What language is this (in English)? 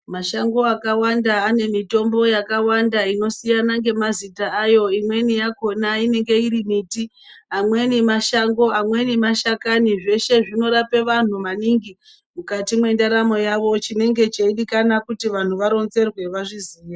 Ndau